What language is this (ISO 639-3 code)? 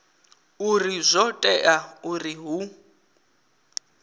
ven